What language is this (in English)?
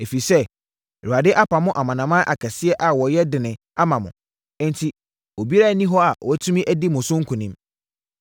Akan